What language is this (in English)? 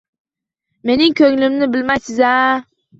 Uzbek